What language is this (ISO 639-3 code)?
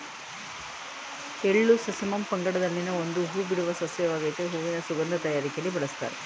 kan